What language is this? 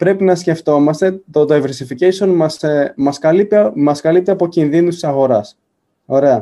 Greek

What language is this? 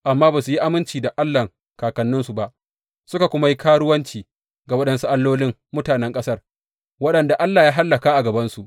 Hausa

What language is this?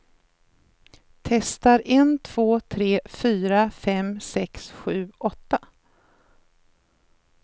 Swedish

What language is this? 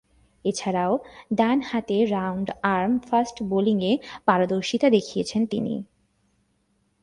Bangla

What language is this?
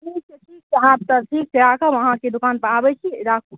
Maithili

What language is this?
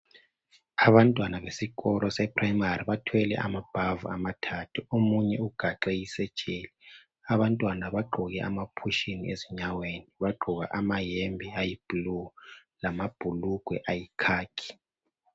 North Ndebele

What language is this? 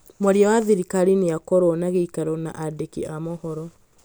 Kikuyu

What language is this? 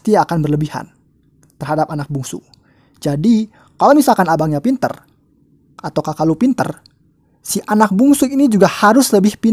Indonesian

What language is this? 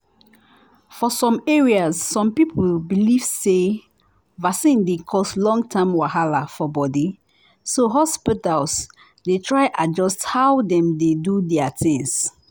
Nigerian Pidgin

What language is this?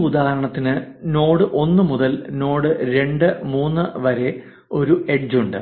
Malayalam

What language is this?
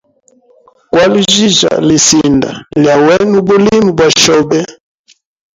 Hemba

